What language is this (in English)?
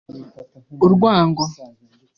Kinyarwanda